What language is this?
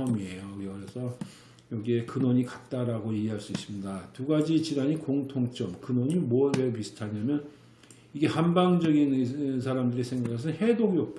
Korean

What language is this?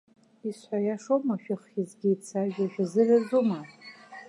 Abkhazian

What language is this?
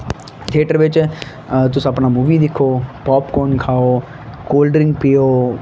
Dogri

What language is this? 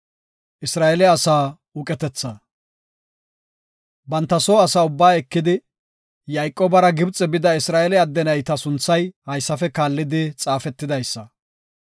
Gofa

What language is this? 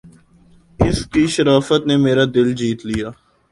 Urdu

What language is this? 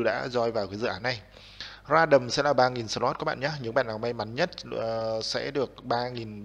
Vietnamese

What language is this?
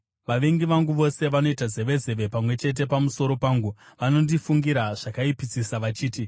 Shona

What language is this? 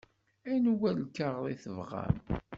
Kabyle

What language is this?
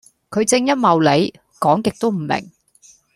Cantonese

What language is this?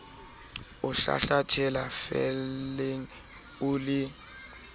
Southern Sotho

